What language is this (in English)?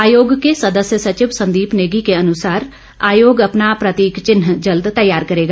Hindi